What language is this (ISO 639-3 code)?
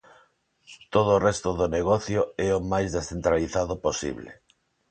glg